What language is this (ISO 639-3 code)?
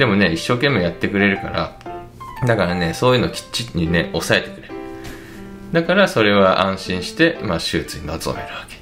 jpn